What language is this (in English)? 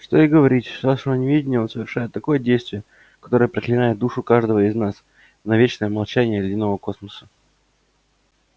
Russian